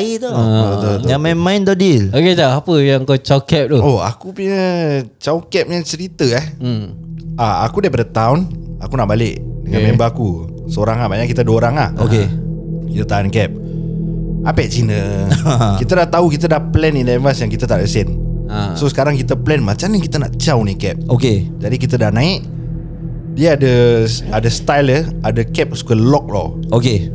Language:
Malay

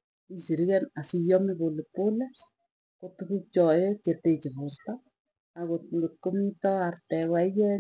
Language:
Tugen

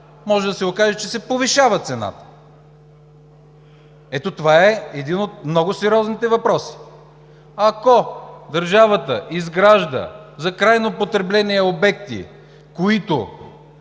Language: Bulgarian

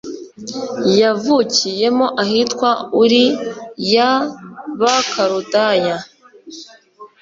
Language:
Kinyarwanda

